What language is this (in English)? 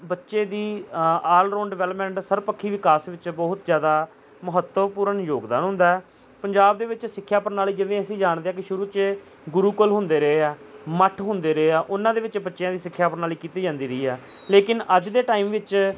Punjabi